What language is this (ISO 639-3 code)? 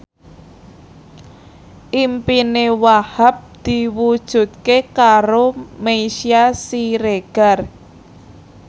jav